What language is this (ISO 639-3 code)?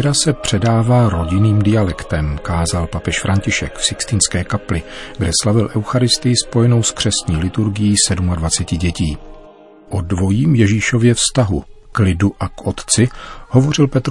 ces